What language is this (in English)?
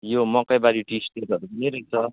Nepali